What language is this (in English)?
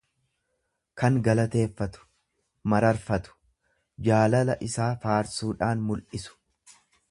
Oromo